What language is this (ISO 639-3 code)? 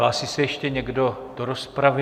ces